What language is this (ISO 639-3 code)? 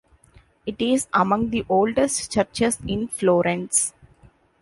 eng